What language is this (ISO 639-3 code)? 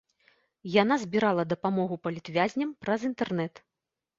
bel